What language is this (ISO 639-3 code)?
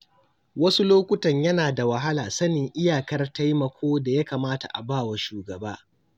hau